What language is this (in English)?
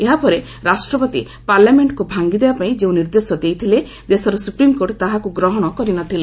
Odia